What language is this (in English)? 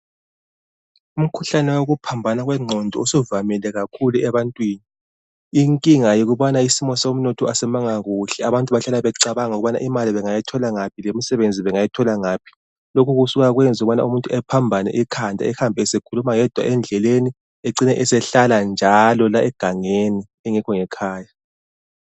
North Ndebele